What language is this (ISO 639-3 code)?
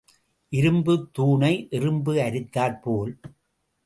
tam